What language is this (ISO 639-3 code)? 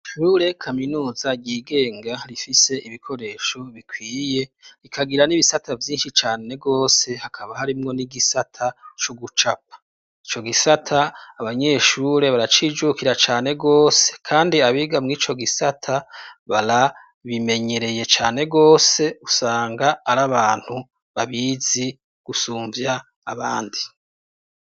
run